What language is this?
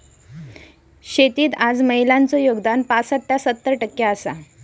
Marathi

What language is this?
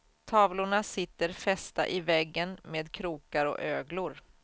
Swedish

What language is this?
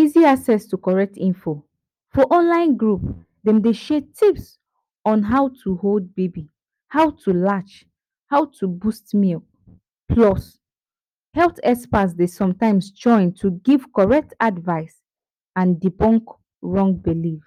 Nigerian Pidgin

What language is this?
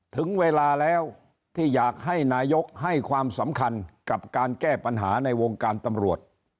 Thai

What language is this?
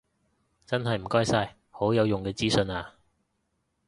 Cantonese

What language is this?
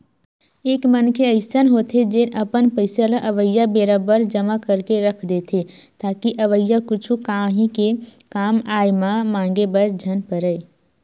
Chhattisgarhi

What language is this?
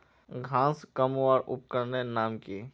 Magahi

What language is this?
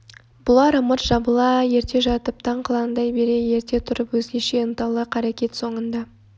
Kazakh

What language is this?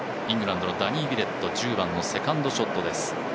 Japanese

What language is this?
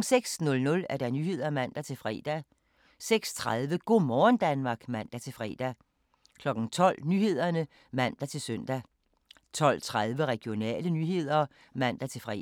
Danish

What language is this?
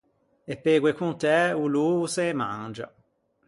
Ligurian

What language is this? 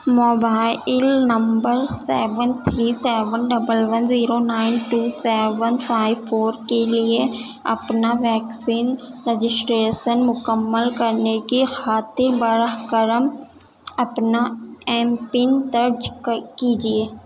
Urdu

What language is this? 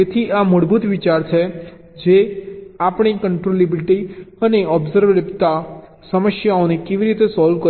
Gujarati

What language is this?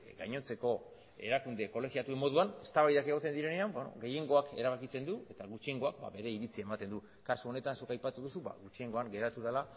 Basque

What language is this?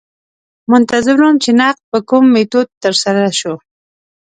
Pashto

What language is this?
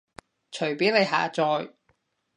Cantonese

